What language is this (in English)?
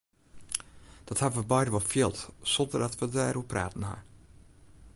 Western Frisian